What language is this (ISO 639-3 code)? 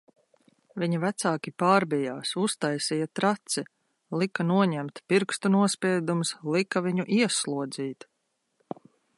lav